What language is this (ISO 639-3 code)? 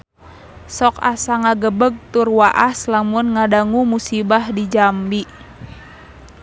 sun